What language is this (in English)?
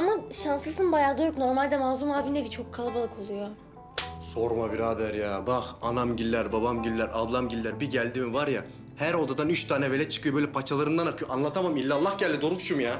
Turkish